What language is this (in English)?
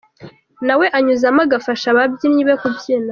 Kinyarwanda